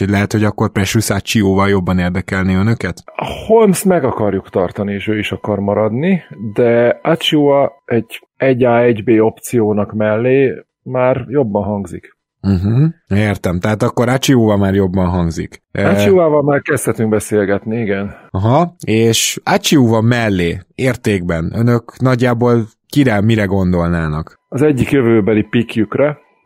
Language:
Hungarian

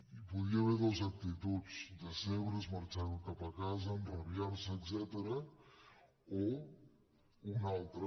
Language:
Catalan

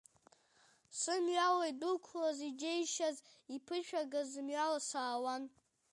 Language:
Abkhazian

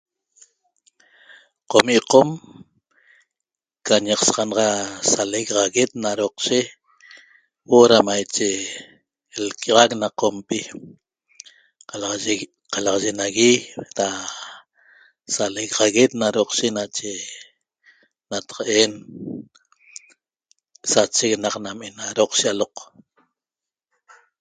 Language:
Toba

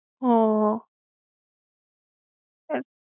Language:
Gujarati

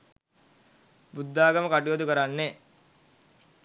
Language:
Sinhala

